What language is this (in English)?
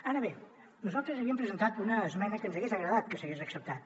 Catalan